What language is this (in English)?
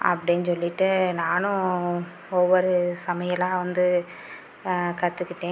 Tamil